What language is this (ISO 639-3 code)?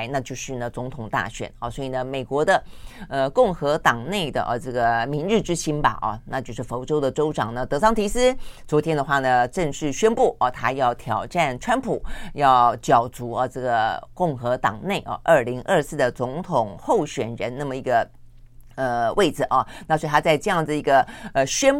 zho